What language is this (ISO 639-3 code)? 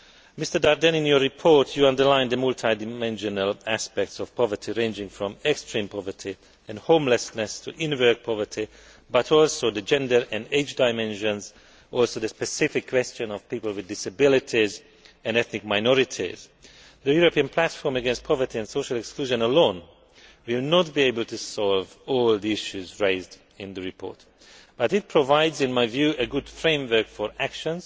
eng